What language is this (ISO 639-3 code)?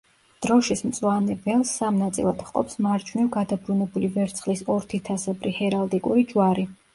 kat